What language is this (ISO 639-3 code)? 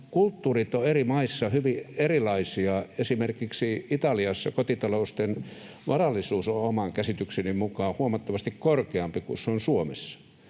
fin